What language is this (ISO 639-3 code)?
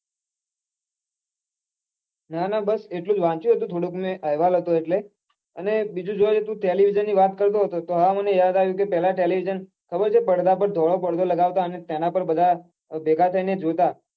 guj